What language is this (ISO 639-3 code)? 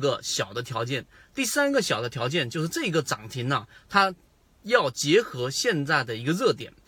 zho